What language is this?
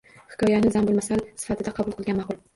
Uzbek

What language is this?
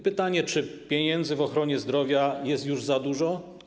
Polish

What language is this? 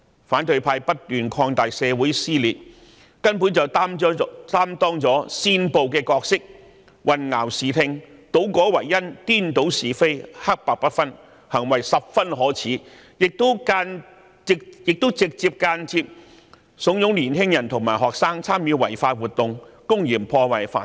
Cantonese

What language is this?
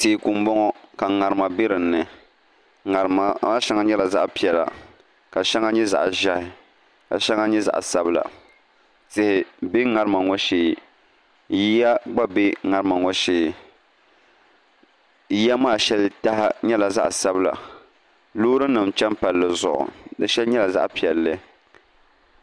Dagbani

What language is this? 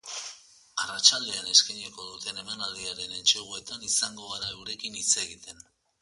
Basque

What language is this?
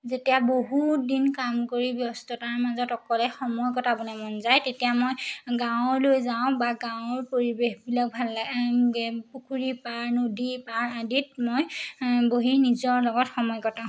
Assamese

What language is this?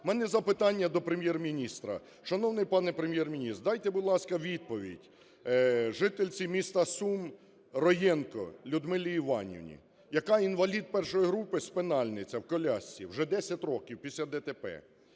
Ukrainian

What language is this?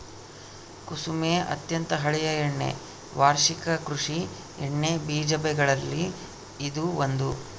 Kannada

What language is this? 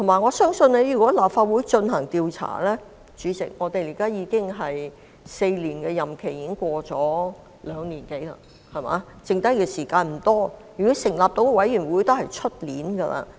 Cantonese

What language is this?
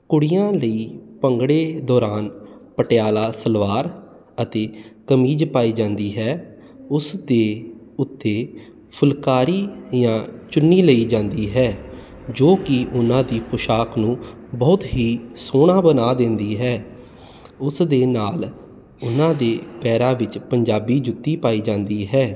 Punjabi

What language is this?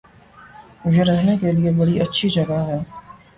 Urdu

